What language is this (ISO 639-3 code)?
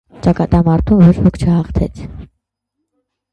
hye